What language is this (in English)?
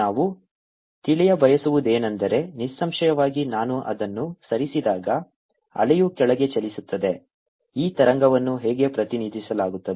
Kannada